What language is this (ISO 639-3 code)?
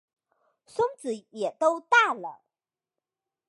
zho